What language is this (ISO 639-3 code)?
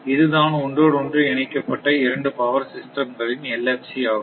tam